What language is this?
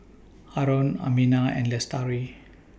English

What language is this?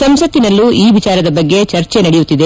Kannada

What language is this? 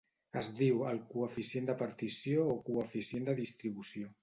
Catalan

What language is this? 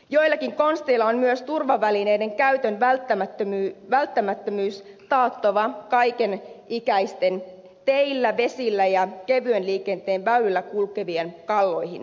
Finnish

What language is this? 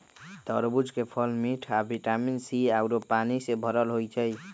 Magahi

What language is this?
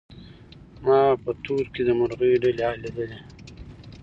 Pashto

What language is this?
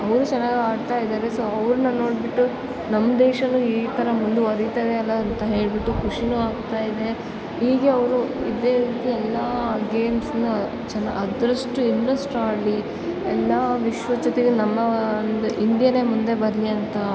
Kannada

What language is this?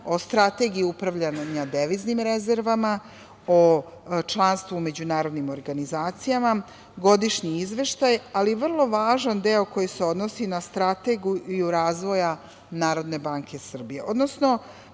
Serbian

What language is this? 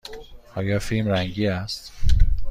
Persian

